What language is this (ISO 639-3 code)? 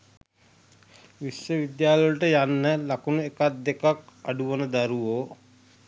sin